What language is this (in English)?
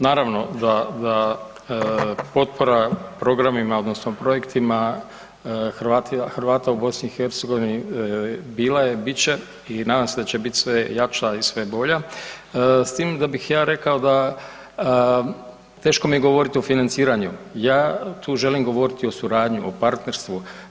Croatian